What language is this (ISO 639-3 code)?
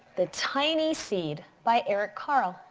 eng